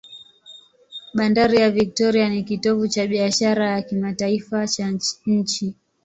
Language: Swahili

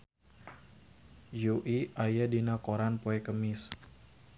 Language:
Sundanese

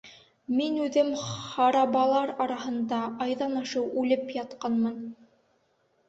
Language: Bashkir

